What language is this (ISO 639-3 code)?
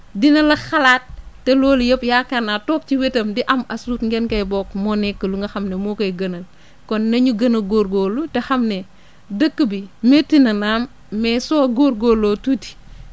wol